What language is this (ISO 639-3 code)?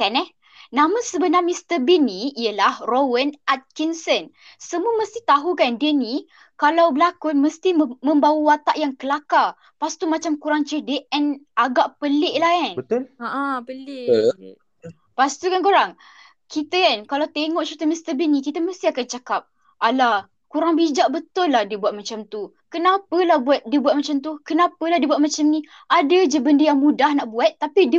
msa